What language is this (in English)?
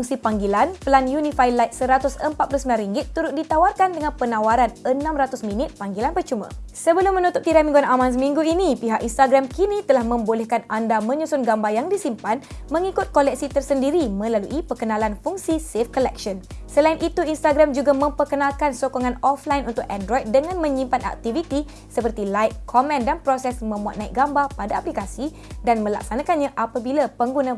Malay